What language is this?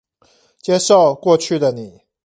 Chinese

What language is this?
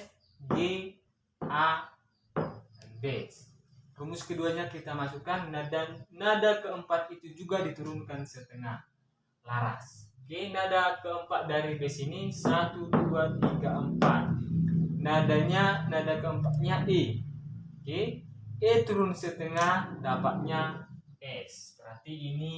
Indonesian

